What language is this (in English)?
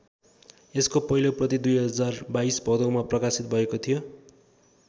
Nepali